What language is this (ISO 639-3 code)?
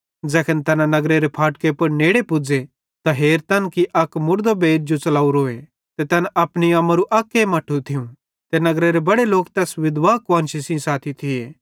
bhd